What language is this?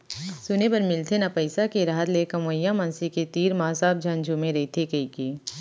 Chhattisgarhi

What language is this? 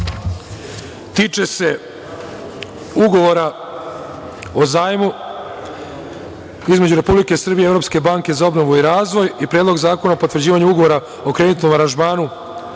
Serbian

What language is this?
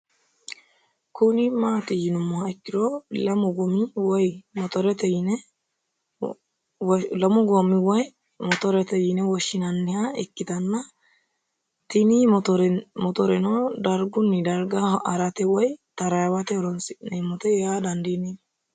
Sidamo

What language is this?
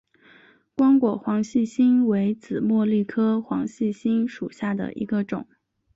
Chinese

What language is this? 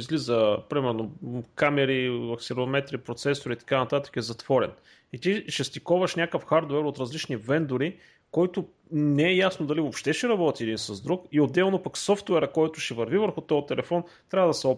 Bulgarian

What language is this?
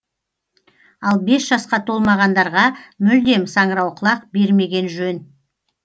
Kazakh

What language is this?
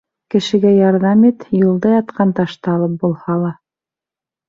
Bashkir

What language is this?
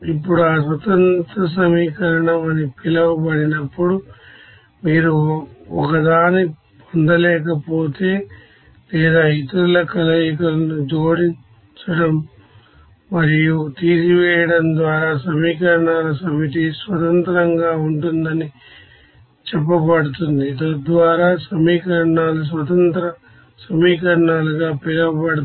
Telugu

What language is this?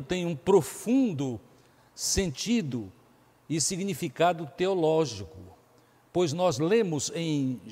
Portuguese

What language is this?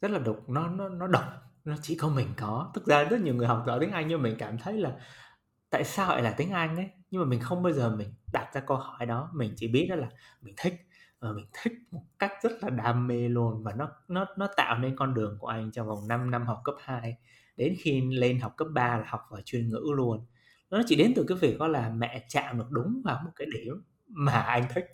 Vietnamese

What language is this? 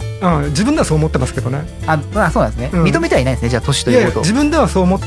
Japanese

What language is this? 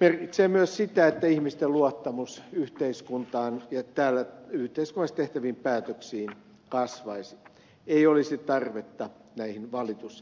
Finnish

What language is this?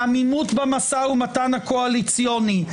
Hebrew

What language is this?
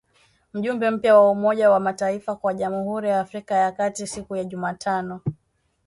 Swahili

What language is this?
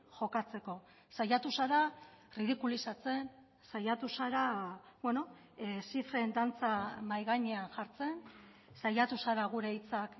Basque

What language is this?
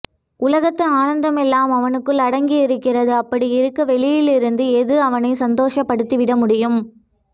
Tamil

